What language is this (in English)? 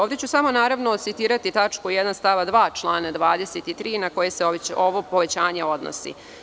Serbian